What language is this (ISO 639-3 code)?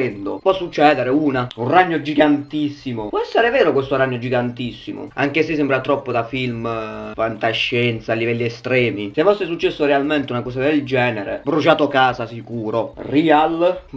ita